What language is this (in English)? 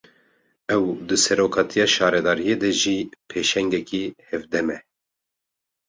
Kurdish